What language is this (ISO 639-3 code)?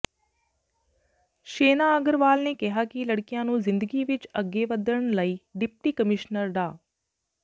pan